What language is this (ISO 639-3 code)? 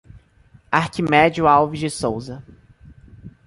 por